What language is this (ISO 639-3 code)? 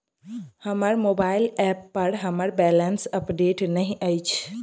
mai